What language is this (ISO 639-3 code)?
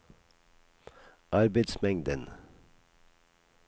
nor